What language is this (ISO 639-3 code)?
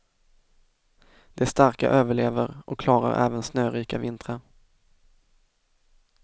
swe